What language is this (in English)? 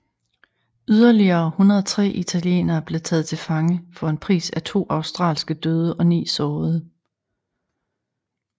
Danish